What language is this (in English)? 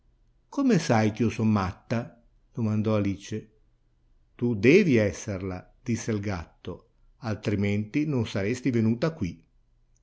Italian